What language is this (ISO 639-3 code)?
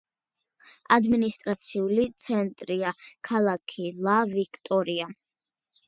kat